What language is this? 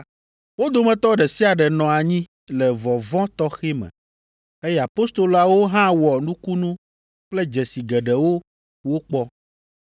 Ewe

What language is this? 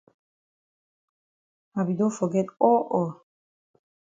Cameroon Pidgin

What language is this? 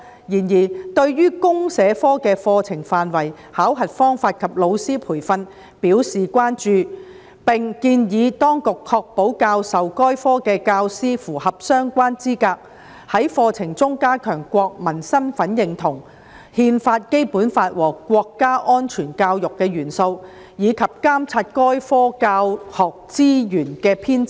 Cantonese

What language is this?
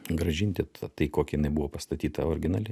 Lithuanian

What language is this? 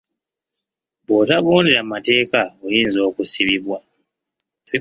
Ganda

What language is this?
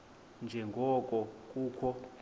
Xhosa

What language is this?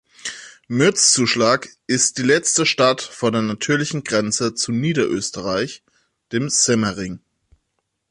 German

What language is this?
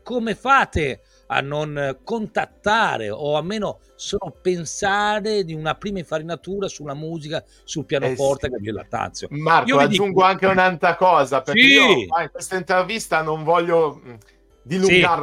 Italian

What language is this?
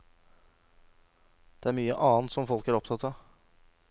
Norwegian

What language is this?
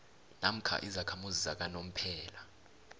South Ndebele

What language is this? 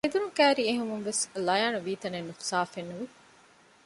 Divehi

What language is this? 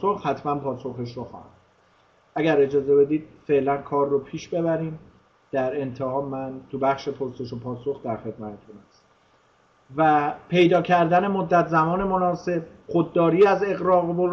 Persian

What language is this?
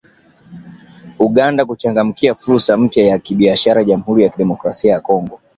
Swahili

